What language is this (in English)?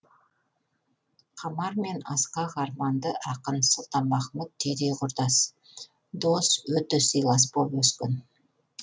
Kazakh